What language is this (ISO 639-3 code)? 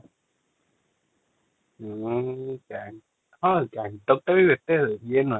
ori